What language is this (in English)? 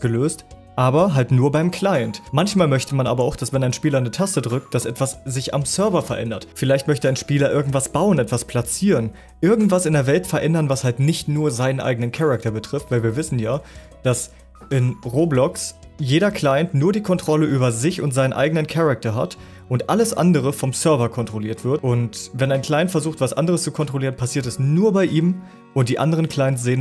German